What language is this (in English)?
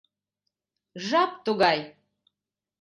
Mari